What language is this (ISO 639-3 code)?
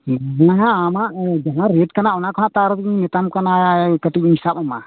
sat